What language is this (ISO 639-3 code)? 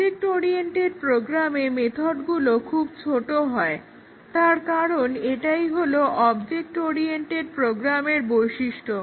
ben